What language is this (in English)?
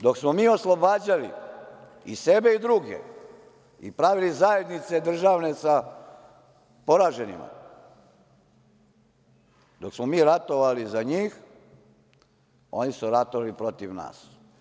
Serbian